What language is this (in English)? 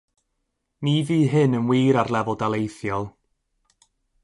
Welsh